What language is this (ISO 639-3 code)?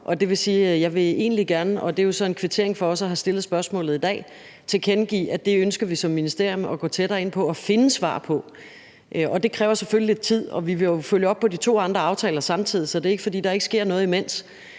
dan